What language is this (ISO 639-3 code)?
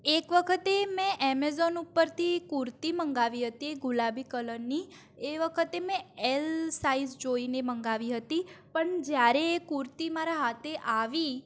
guj